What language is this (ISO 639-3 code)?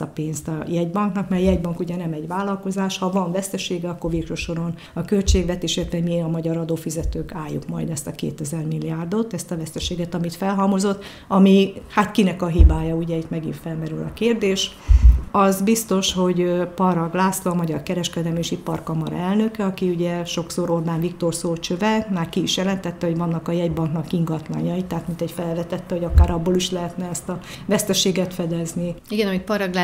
hun